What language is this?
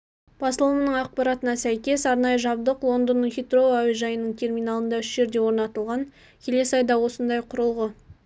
Kazakh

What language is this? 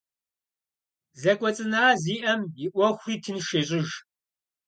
Kabardian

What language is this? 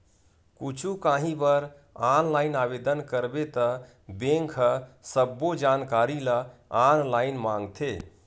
Chhattisgarhi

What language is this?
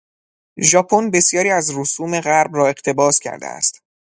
Persian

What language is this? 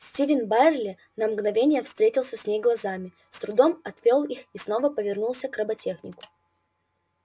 Russian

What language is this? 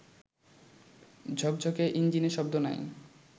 Bangla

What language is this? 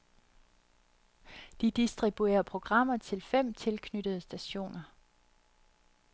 Danish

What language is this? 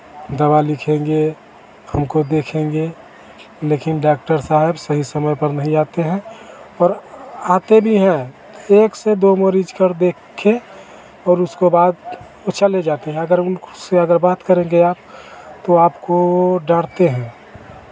Hindi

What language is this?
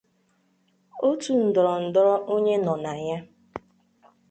Igbo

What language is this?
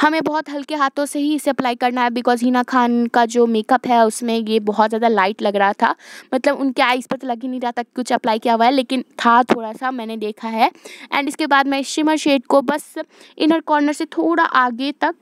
Hindi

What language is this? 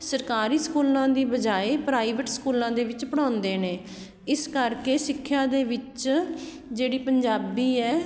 Punjabi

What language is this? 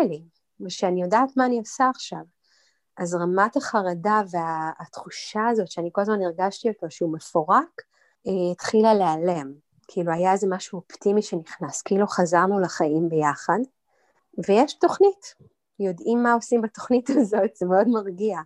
Hebrew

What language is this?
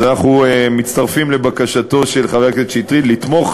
Hebrew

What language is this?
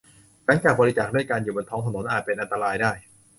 Thai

